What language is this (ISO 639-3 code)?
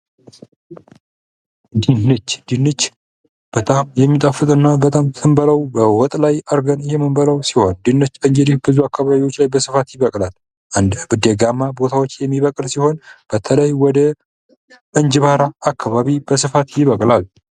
amh